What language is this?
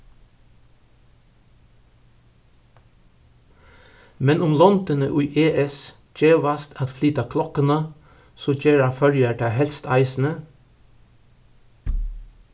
Faroese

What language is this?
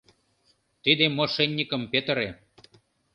Mari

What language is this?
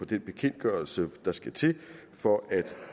Danish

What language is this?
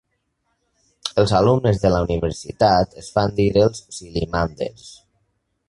Catalan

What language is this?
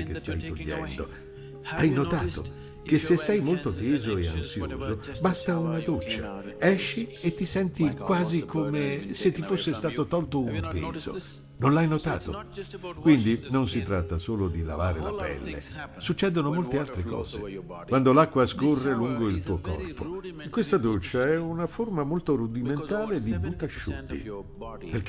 Italian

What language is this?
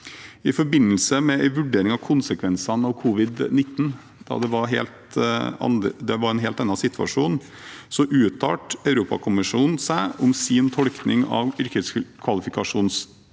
Norwegian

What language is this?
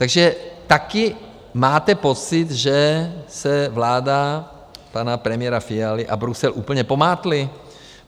Czech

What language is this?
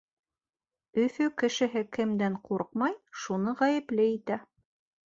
Bashkir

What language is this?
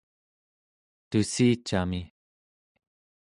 Central Yupik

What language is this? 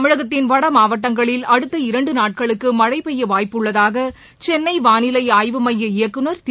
Tamil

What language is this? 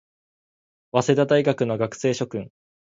Japanese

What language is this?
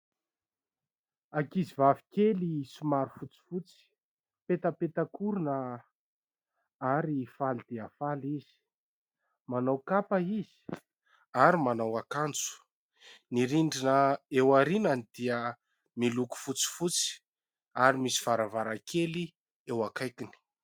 Malagasy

